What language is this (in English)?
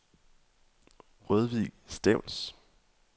Danish